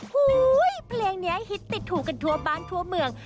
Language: Thai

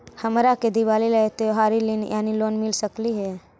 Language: Magahi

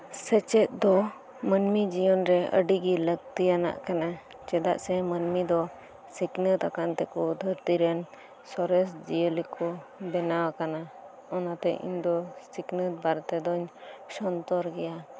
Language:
Santali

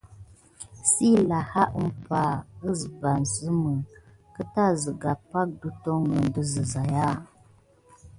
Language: Gidar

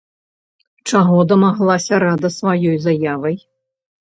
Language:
Belarusian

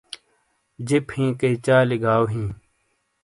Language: Shina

